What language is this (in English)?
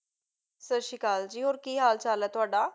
Punjabi